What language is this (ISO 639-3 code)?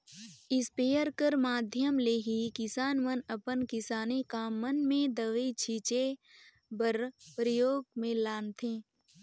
hne